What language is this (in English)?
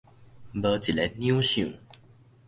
Min Nan Chinese